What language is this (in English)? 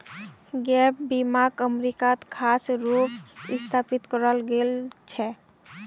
Magahi